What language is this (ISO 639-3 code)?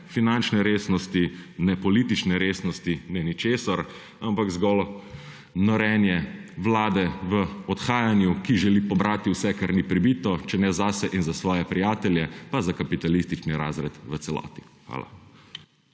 slv